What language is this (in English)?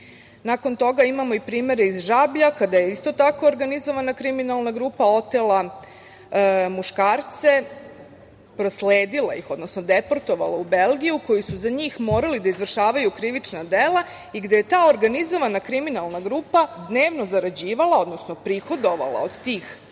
Serbian